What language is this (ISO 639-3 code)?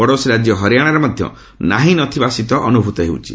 ori